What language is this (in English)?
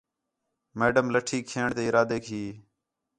Khetrani